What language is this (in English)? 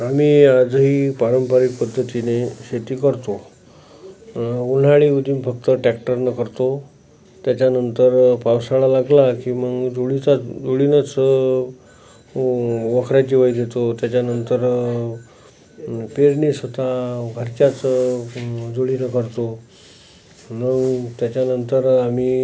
Marathi